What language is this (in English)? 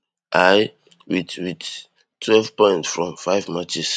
Nigerian Pidgin